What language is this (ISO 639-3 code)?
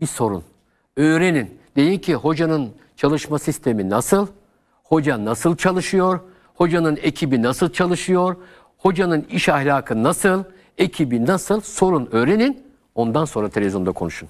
tur